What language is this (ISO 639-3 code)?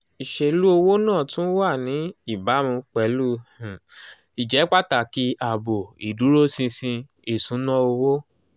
yor